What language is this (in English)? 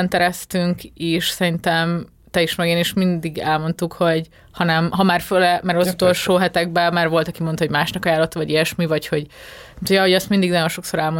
Hungarian